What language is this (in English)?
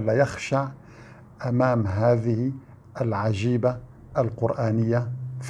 Arabic